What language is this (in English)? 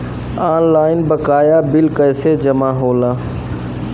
Bhojpuri